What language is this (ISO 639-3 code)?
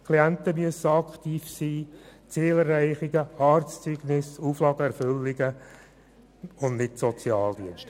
gsw